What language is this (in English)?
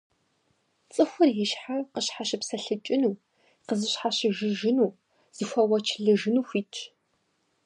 Kabardian